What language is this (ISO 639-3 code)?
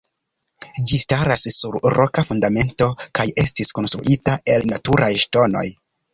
epo